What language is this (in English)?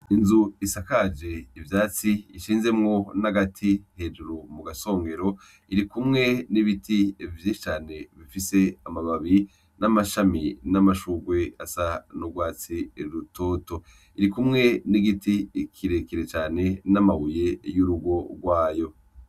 Rundi